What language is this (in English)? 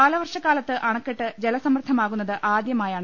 Malayalam